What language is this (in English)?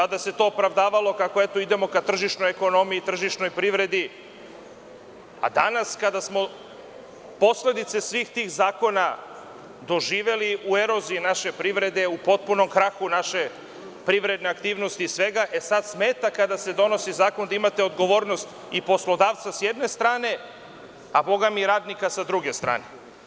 Serbian